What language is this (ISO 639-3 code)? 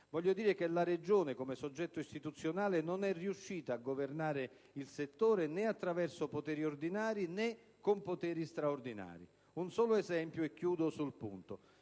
ita